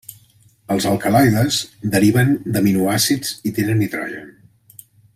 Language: Catalan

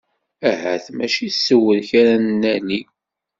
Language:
Kabyle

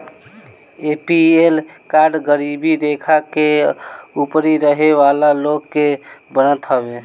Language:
Bhojpuri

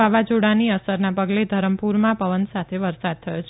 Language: Gujarati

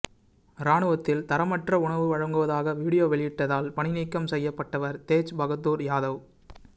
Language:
Tamil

